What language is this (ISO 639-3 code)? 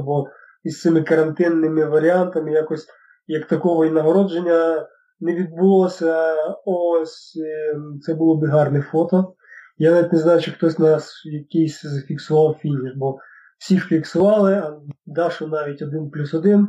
ukr